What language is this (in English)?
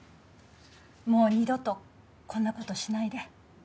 Japanese